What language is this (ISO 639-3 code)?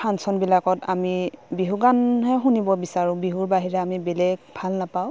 asm